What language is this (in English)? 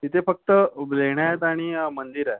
Marathi